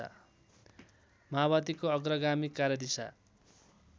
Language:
Nepali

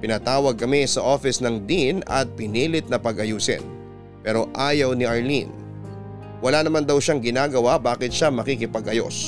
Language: Filipino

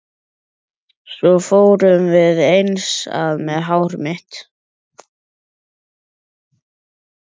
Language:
Icelandic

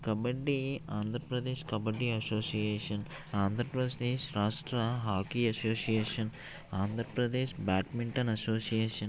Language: Telugu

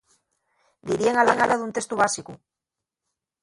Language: Asturian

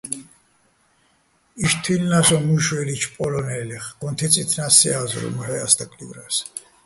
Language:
Bats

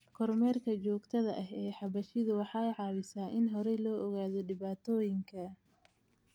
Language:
Somali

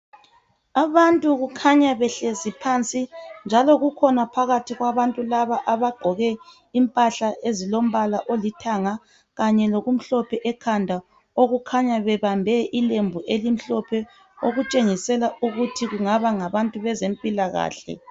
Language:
North Ndebele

